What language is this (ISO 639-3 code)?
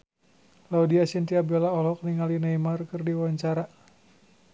sun